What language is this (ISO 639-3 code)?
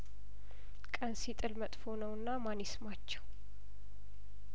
amh